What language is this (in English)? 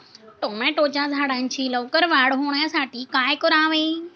Marathi